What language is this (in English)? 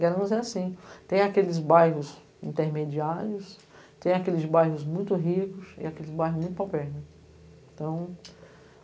Portuguese